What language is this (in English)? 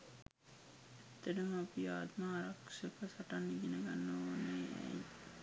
Sinhala